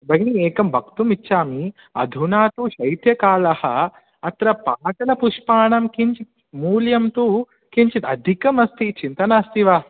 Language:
Sanskrit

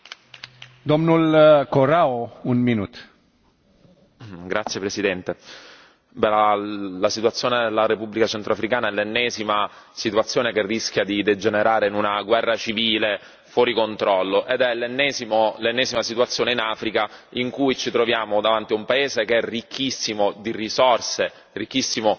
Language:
Italian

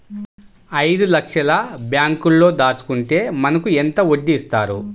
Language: Telugu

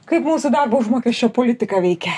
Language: Lithuanian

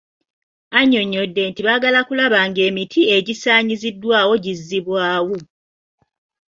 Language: Ganda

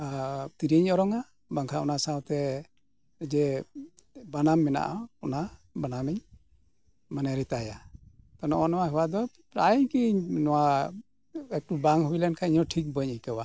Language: Santali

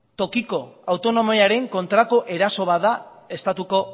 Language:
Basque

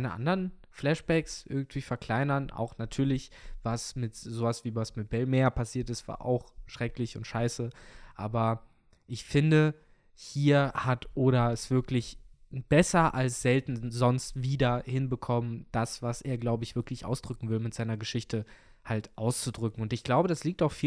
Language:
German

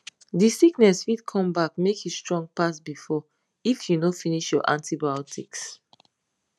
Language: Nigerian Pidgin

